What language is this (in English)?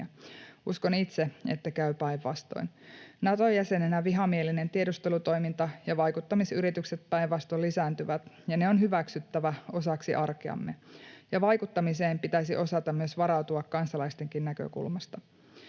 Finnish